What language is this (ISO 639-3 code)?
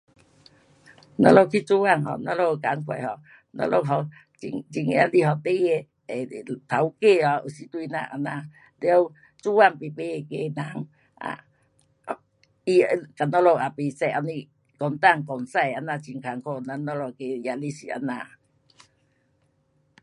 cpx